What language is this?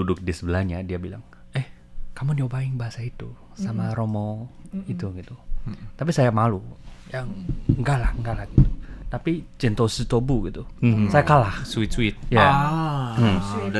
Indonesian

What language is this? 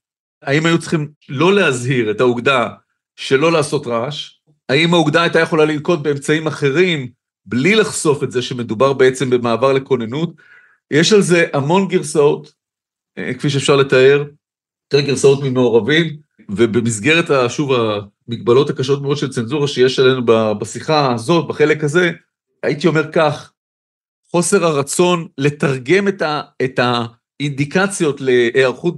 Hebrew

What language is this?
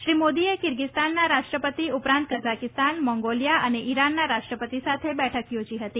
Gujarati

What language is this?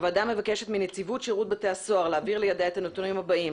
Hebrew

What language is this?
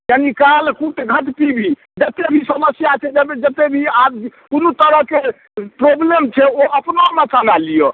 Maithili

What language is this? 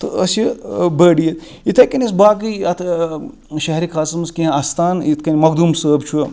Kashmiri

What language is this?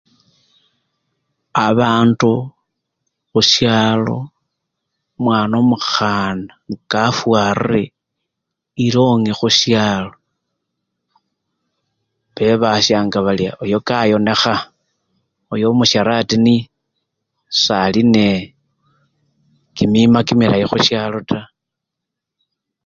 Luyia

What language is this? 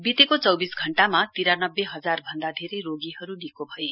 Nepali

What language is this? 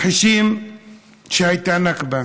Hebrew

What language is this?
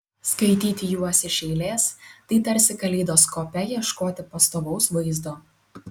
Lithuanian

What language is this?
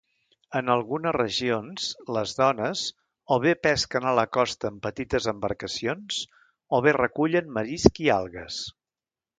Catalan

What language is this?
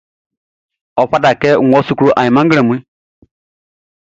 Baoulé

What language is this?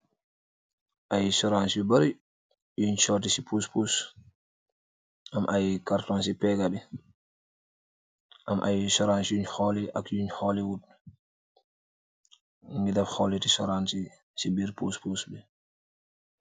Wolof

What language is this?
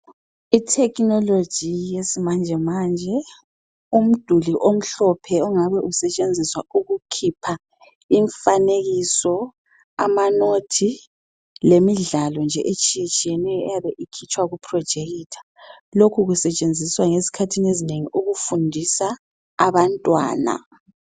North Ndebele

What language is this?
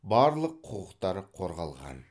Kazakh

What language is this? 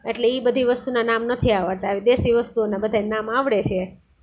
Gujarati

